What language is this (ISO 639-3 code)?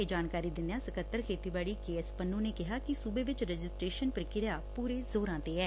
pan